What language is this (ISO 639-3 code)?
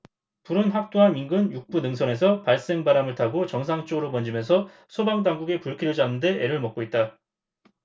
kor